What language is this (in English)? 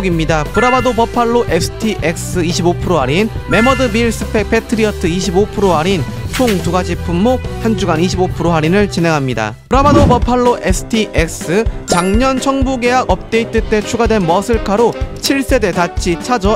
Korean